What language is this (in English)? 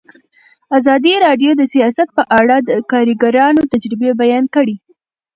Pashto